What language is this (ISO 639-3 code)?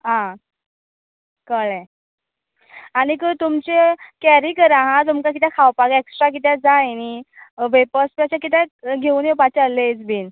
kok